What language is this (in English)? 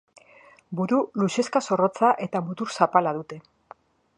Basque